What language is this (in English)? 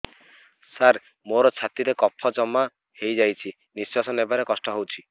Odia